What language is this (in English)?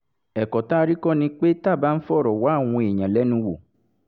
Yoruba